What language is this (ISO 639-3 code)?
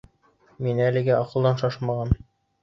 bak